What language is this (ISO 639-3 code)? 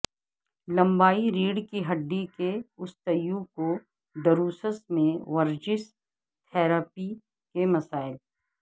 urd